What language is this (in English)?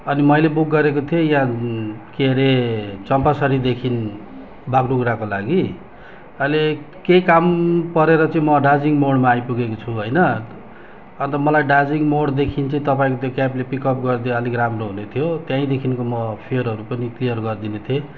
Nepali